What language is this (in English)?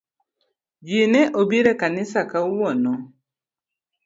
Luo (Kenya and Tanzania)